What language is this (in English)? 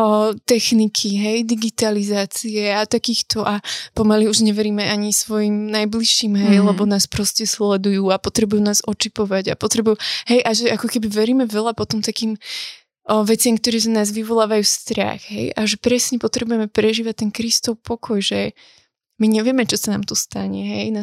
Slovak